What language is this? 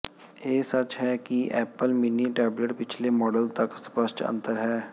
Punjabi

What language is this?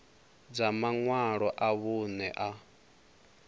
Venda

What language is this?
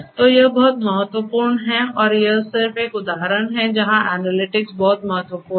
Hindi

